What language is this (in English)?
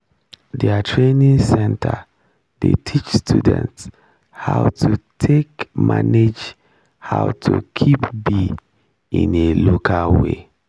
Nigerian Pidgin